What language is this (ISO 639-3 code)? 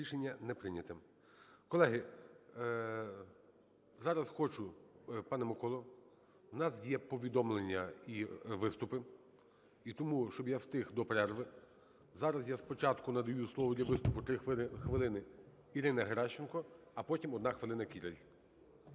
ukr